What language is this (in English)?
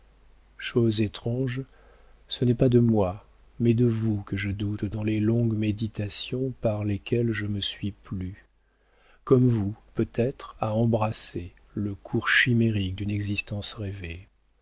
French